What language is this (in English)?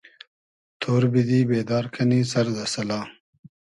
Hazaragi